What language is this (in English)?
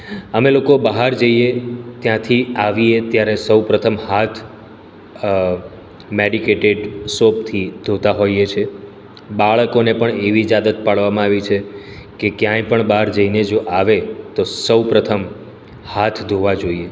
Gujarati